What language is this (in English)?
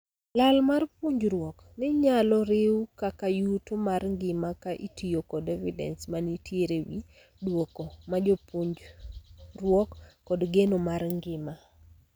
Luo (Kenya and Tanzania)